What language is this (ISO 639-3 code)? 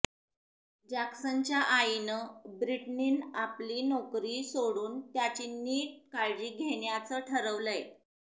mar